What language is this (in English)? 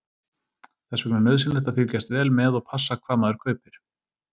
Icelandic